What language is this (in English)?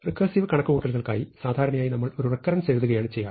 Malayalam